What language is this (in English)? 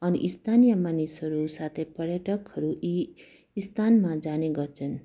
Nepali